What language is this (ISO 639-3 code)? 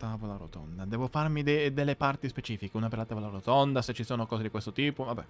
ita